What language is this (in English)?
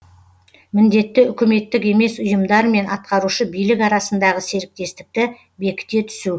Kazakh